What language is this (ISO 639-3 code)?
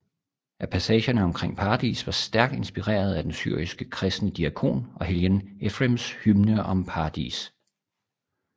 dan